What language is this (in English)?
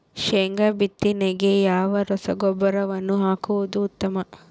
Kannada